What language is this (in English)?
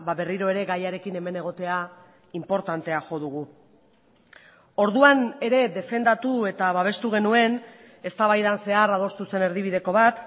Basque